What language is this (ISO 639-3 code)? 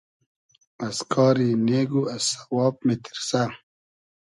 haz